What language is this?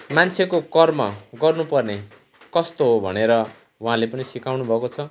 Nepali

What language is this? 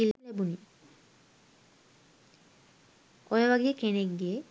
Sinhala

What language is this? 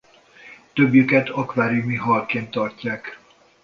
Hungarian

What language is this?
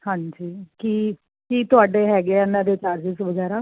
Punjabi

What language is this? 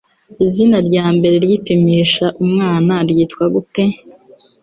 Kinyarwanda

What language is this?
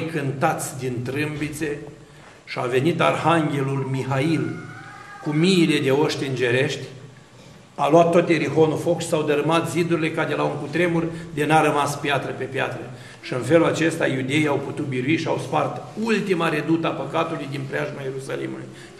Romanian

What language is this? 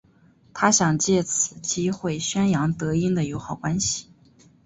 Chinese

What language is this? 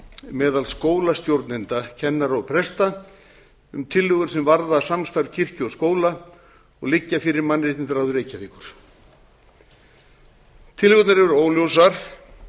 Icelandic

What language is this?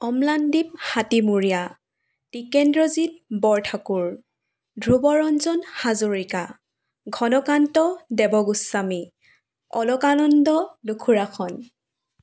Assamese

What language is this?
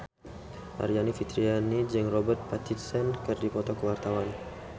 Sundanese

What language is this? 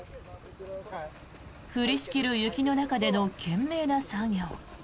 Japanese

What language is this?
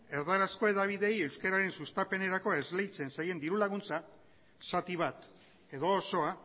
Basque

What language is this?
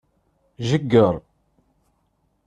Kabyle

